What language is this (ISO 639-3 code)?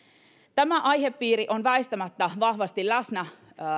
fin